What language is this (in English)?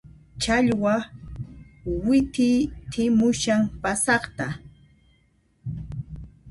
Puno Quechua